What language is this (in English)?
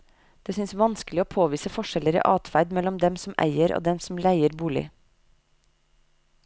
Norwegian